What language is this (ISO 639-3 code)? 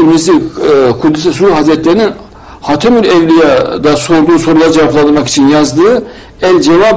tur